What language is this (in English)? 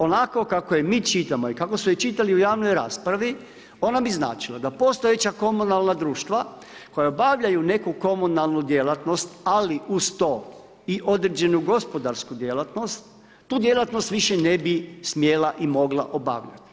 Croatian